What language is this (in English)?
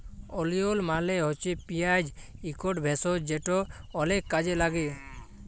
Bangla